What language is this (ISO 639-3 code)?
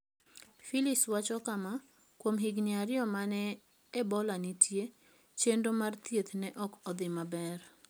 luo